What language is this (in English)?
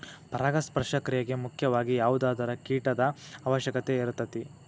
Kannada